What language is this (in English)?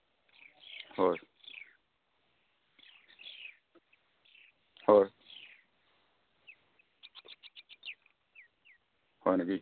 Assamese